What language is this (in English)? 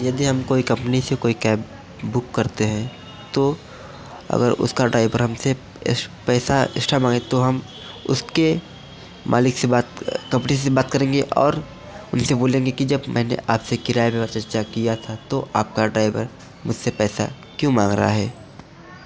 Hindi